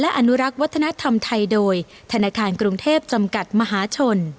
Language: Thai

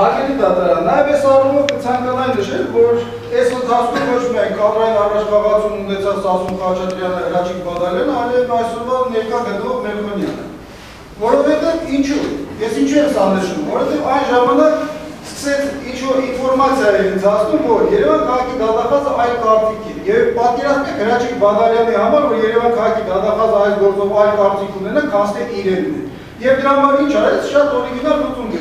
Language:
Turkish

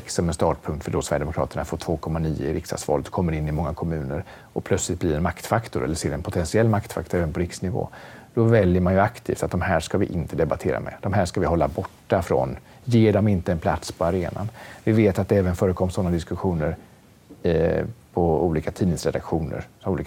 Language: Swedish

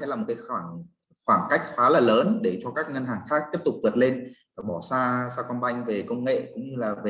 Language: Vietnamese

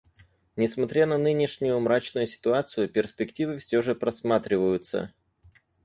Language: Russian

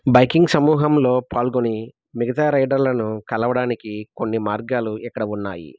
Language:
Telugu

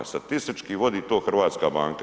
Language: Croatian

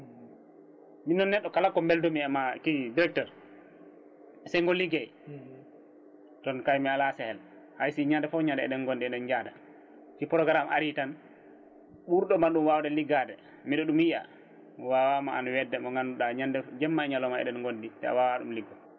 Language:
Fula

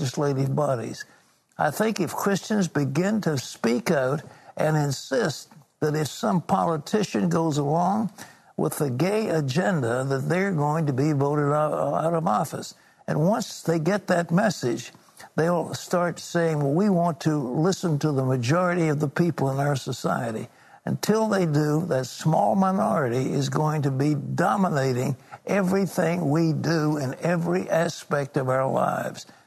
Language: English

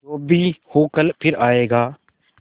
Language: Hindi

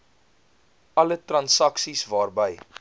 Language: Afrikaans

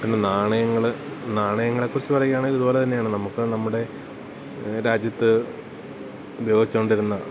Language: Malayalam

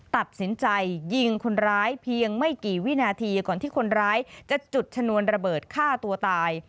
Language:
Thai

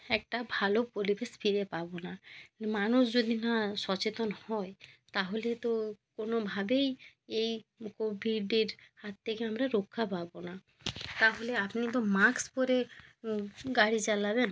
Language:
Bangla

